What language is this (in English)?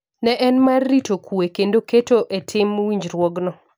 Luo (Kenya and Tanzania)